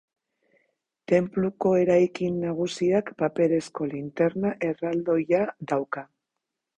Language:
Basque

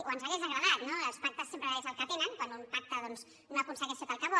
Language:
Catalan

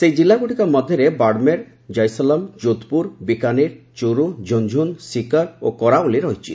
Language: Odia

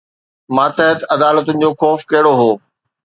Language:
Sindhi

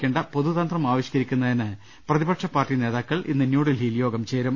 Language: Malayalam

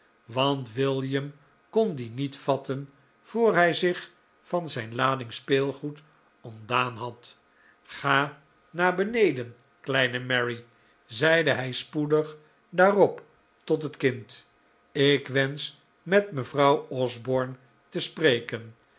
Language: Dutch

